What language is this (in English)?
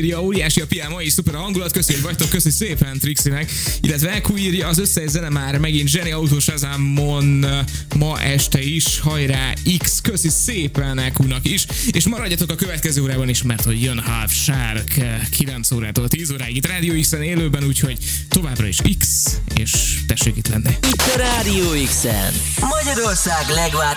Hungarian